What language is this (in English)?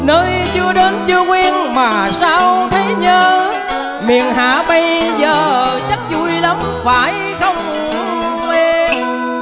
Vietnamese